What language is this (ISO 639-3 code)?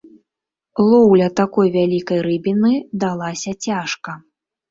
bel